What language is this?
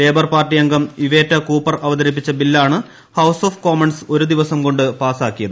Malayalam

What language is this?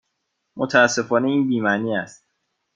Persian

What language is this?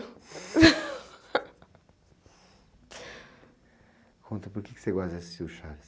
Portuguese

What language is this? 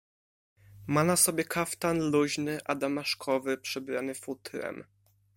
Polish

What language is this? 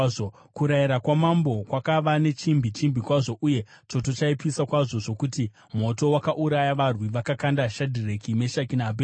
Shona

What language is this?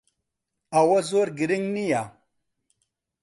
Central Kurdish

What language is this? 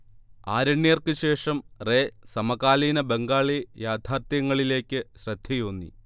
Malayalam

